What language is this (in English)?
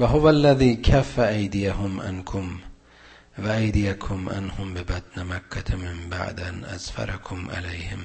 Persian